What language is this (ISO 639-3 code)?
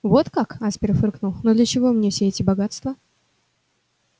rus